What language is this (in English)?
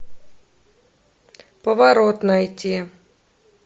Russian